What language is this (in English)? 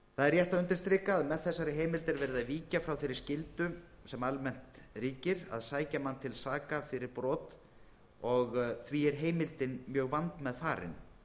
Icelandic